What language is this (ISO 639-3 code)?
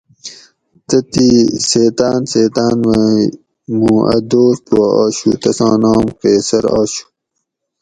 gwc